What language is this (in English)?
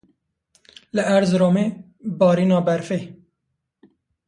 Kurdish